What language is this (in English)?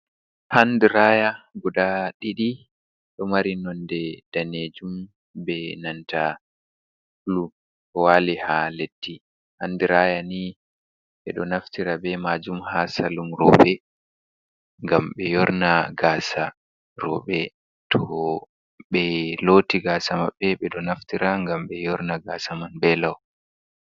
Fula